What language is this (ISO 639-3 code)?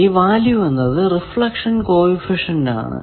mal